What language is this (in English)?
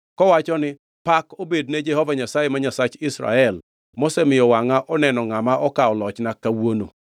Luo (Kenya and Tanzania)